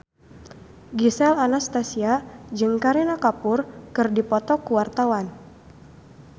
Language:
Sundanese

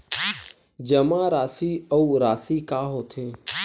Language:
Chhattisgarhi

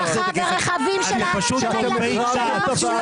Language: Hebrew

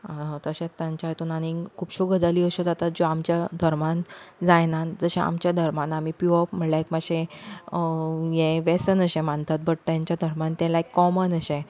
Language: Konkani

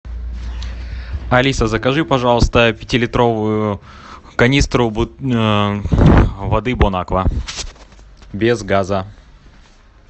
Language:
Russian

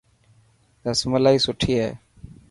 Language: Dhatki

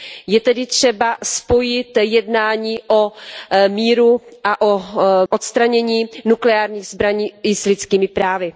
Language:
Czech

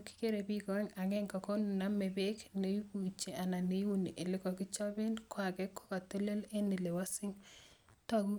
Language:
Kalenjin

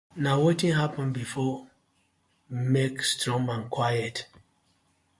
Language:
Nigerian Pidgin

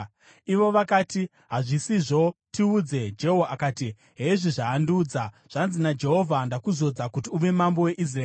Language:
Shona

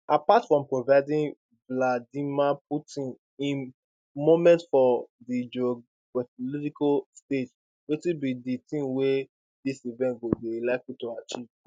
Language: Nigerian Pidgin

